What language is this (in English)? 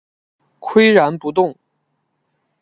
Chinese